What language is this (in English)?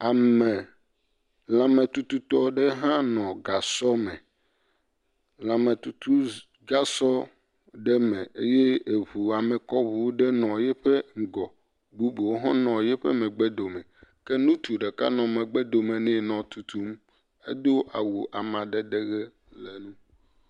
Ewe